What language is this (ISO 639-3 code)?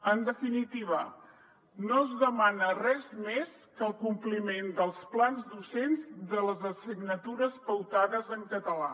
cat